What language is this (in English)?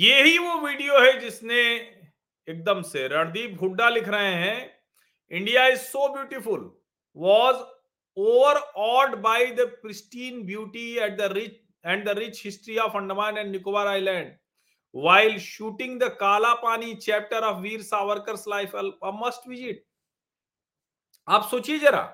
Hindi